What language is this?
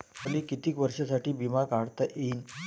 Marathi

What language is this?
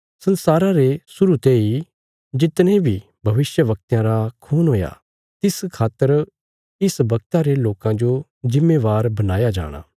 Bilaspuri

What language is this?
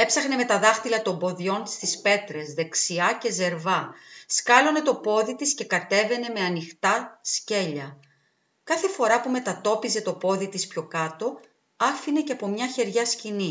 Greek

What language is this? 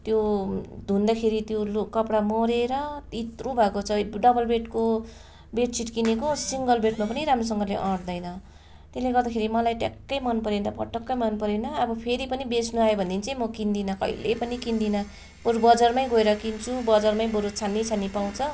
Nepali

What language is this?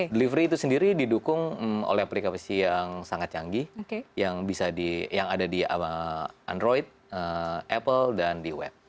Indonesian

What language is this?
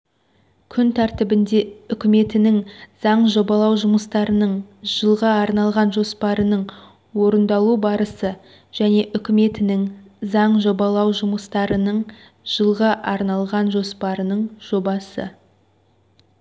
Kazakh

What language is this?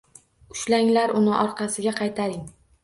Uzbek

